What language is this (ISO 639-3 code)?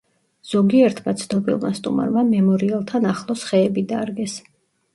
kat